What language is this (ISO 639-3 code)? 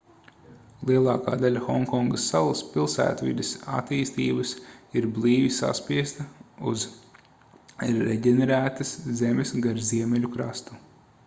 lav